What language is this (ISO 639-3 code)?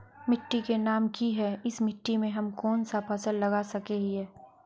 mag